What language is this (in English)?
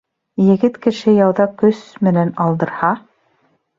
Bashkir